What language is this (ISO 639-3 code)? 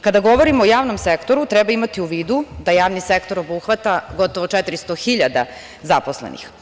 srp